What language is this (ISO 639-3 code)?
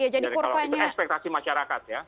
ind